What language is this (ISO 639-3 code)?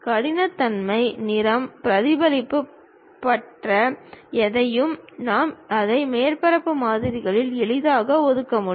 tam